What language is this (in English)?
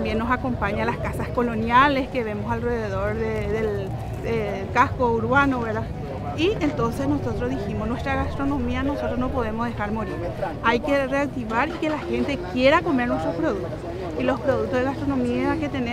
Spanish